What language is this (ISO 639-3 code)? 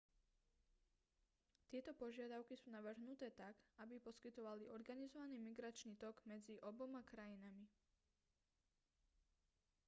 slk